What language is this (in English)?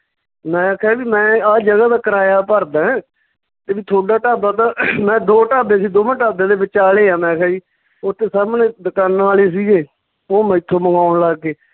Punjabi